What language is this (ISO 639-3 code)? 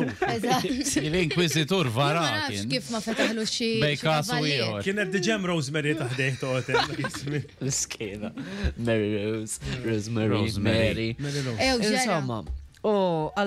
ara